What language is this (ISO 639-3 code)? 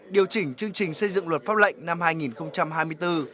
vie